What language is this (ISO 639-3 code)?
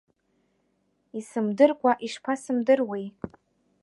abk